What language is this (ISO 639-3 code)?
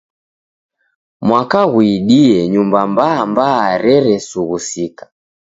dav